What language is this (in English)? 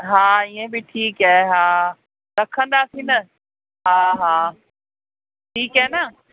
Sindhi